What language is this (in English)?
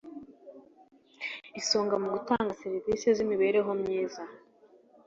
Kinyarwanda